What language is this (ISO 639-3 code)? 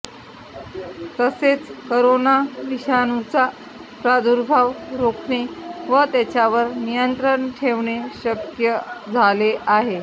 mar